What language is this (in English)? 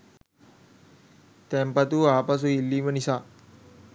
Sinhala